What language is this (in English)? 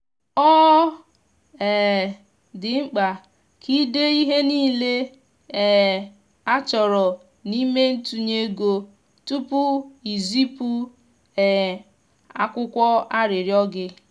Igbo